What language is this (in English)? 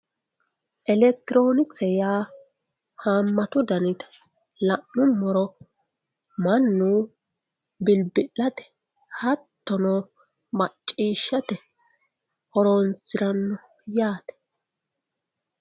Sidamo